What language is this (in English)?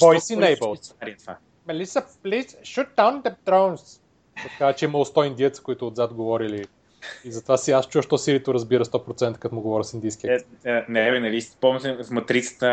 Bulgarian